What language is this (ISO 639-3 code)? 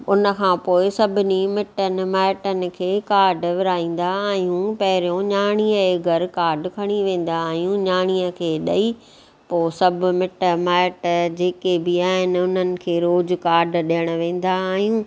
snd